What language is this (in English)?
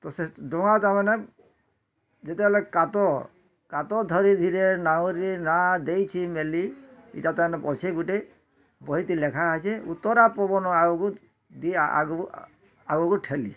Odia